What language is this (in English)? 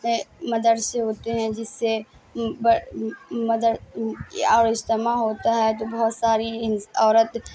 Urdu